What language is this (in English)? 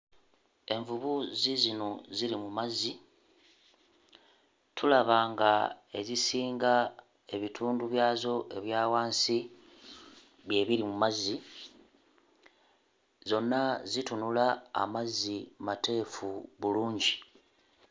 Ganda